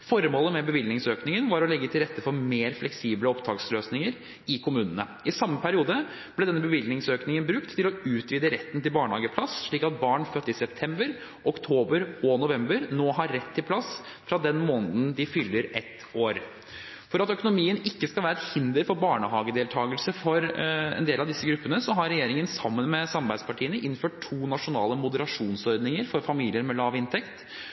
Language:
Norwegian Bokmål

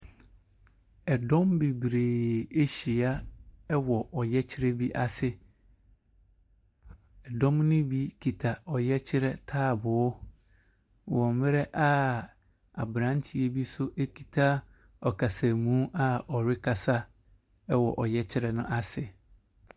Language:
Akan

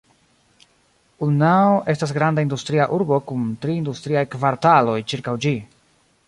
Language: Esperanto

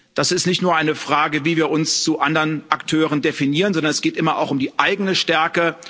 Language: German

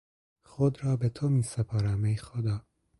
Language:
Persian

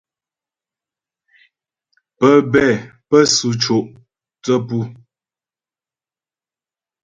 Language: Ghomala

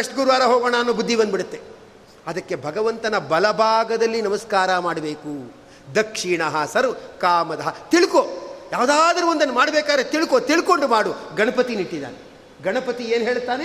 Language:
Kannada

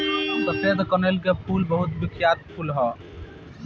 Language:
Bhojpuri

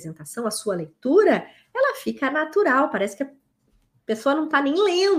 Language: Portuguese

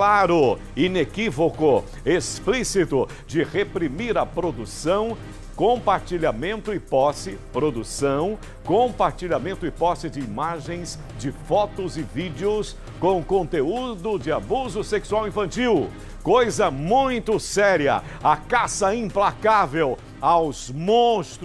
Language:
Portuguese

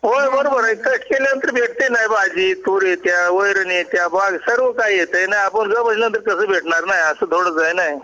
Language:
Marathi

